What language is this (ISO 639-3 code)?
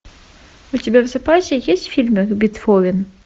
rus